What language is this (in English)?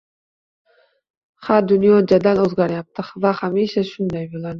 Uzbek